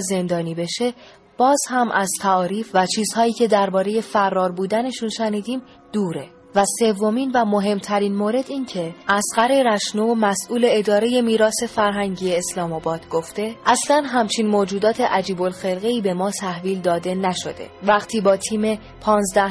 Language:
Persian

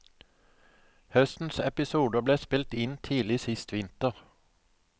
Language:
Norwegian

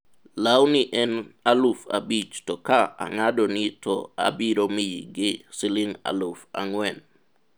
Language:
Luo (Kenya and Tanzania)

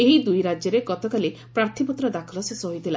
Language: Odia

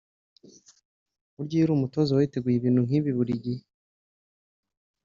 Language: Kinyarwanda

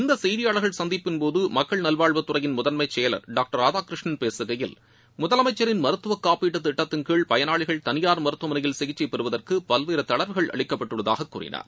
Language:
Tamil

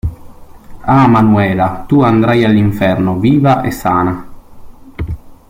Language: Italian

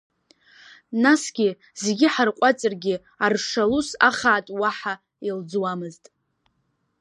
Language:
Abkhazian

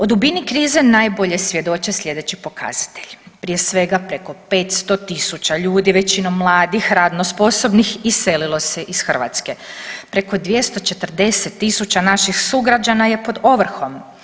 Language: Croatian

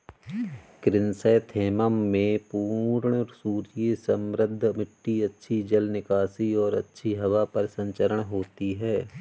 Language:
Hindi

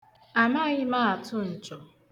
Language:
Igbo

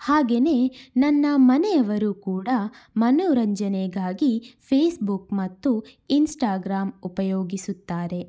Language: Kannada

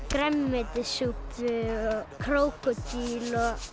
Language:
Icelandic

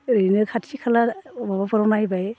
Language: Bodo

